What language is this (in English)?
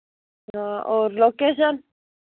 Hindi